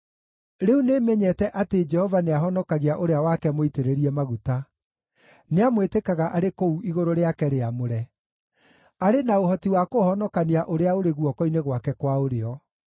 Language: Kikuyu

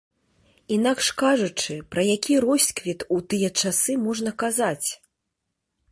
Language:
Belarusian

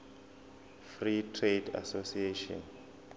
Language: Zulu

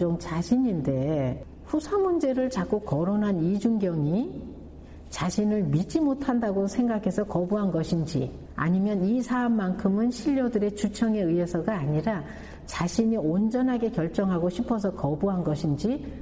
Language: Korean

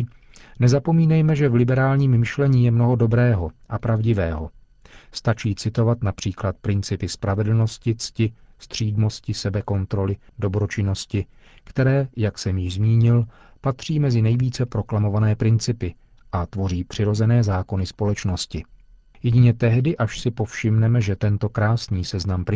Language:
Czech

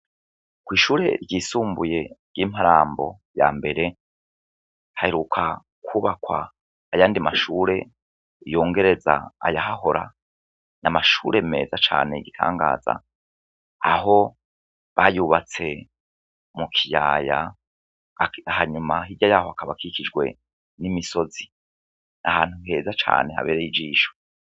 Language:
Rundi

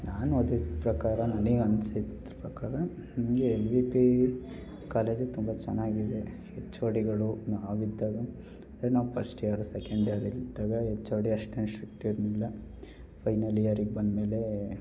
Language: Kannada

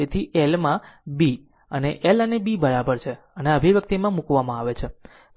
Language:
Gujarati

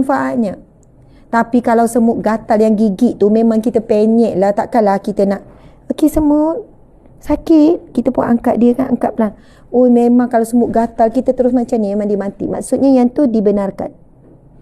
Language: Malay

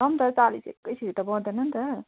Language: Nepali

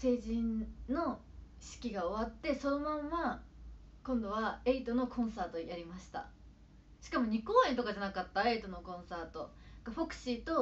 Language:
Japanese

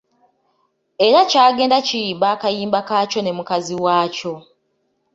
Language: Ganda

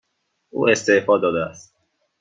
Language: Persian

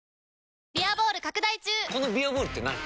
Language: Japanese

